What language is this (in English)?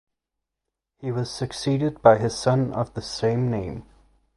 English